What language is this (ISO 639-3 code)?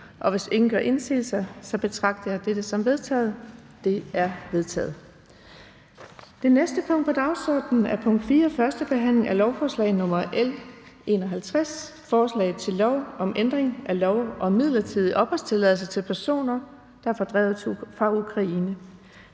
dan